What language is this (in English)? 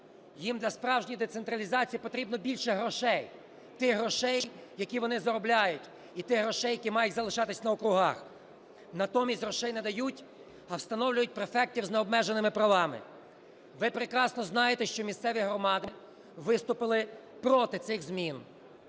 Ukrainian